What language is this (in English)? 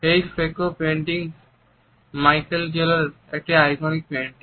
Bangla